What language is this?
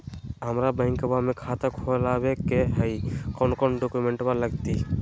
Magahi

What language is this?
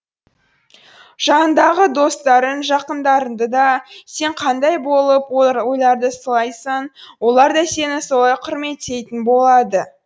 Kazakh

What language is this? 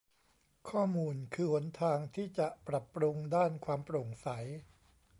Thai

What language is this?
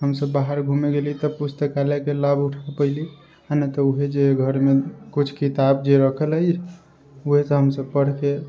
Maithili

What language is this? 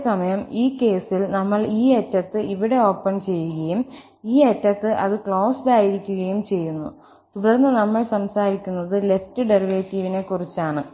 Malayalam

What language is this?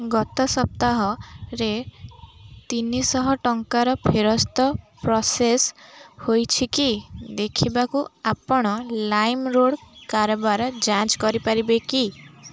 Odia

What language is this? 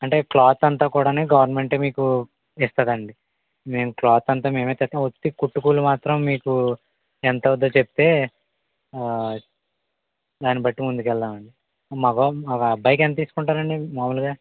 Telugu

